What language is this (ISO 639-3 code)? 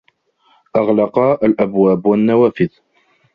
ara